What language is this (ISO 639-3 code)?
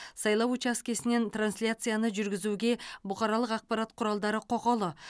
kaz